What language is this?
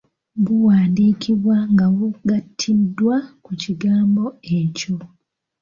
Ganda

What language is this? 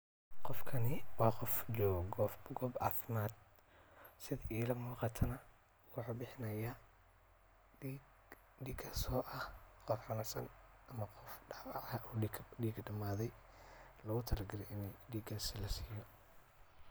Somali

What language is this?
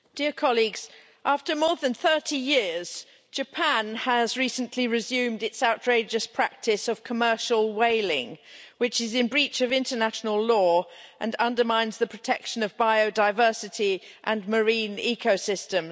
English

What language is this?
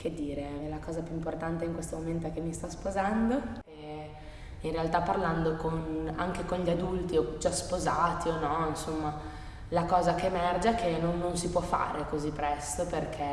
Italian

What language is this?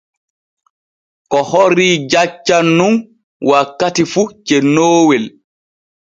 Borgu Fulfulde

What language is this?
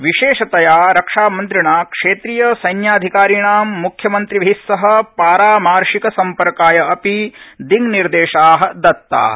Sanskrit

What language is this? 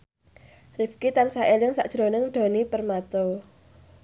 Javanese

